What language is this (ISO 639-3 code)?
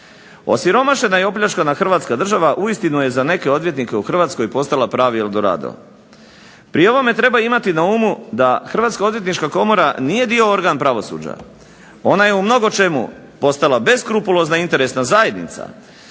hrv